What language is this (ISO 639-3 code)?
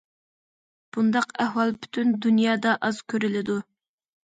uig